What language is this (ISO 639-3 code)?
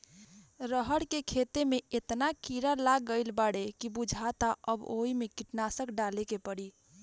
bho